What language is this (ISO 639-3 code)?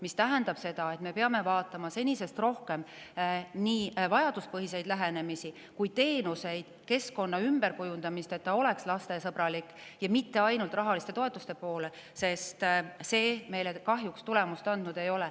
est